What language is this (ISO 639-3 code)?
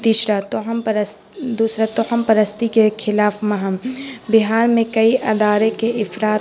urd